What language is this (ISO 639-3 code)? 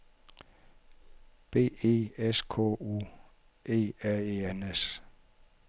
dan